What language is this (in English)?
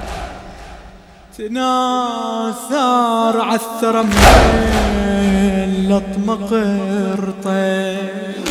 Arabic